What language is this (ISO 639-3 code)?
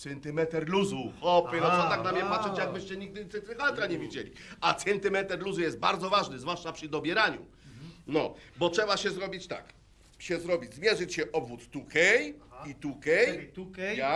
pol